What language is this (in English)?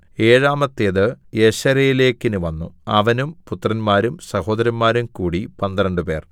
Malayalam